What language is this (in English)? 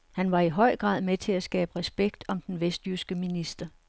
Danish